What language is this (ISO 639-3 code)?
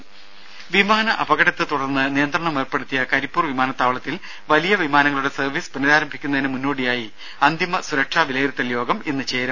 mal